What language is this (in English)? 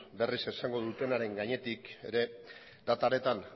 Basque